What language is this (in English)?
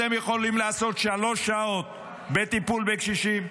Hebrew